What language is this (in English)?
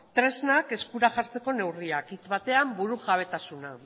Basque